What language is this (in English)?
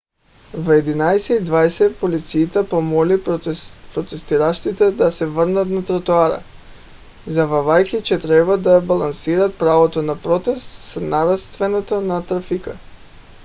Bulgarian